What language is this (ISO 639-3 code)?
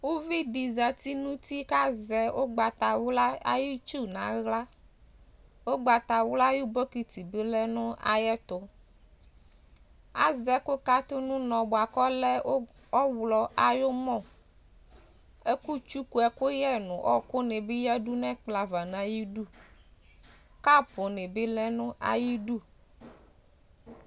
kpo